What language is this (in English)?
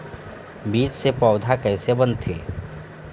Chhattisgarhi